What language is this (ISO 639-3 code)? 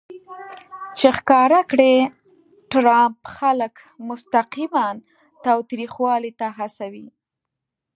pus